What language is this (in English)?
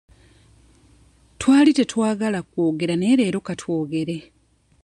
Ganda